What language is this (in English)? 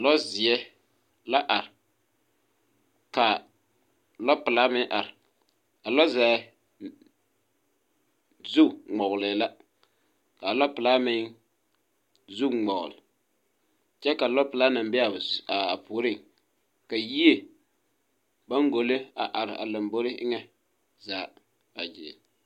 Southern Dagaare